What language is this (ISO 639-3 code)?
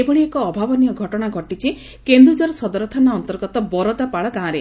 ori